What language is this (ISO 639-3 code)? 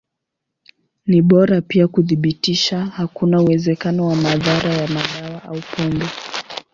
swa